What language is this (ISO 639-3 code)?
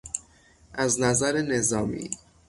fas